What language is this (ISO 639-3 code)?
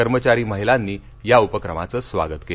mar